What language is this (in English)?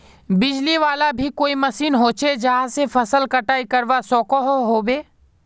Magahi